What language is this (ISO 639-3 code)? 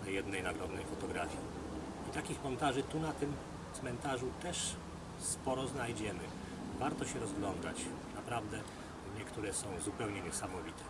pol